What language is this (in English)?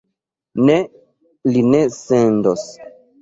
Esperanto